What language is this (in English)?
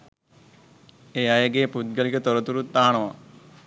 Sinhala